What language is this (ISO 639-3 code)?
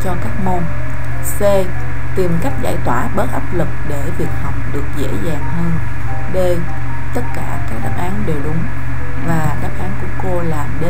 vie